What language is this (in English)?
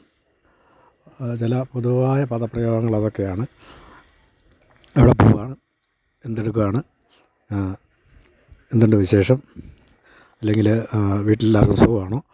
Malayalam